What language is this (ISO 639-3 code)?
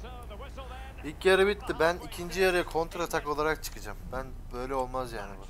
tur